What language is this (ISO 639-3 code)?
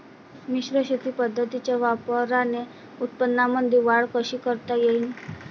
mar